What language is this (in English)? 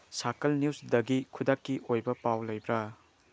Manipuri